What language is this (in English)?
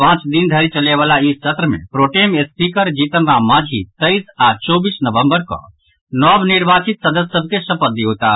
Maithili